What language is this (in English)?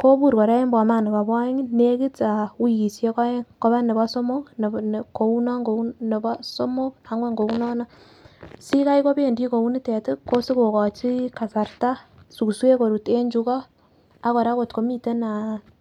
Kalenjin